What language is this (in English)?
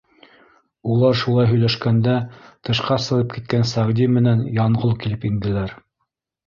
Bashkir